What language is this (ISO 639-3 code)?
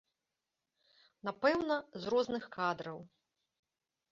bel